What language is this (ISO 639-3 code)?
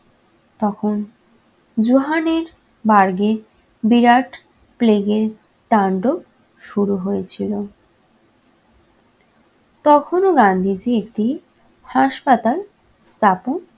ben